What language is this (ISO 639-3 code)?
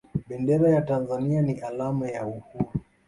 swa